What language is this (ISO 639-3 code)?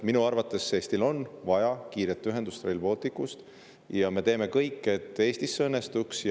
est